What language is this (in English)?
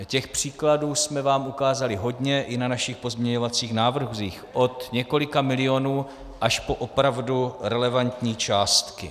Czech